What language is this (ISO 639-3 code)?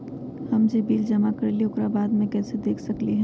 mag